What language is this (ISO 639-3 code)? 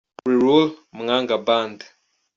kin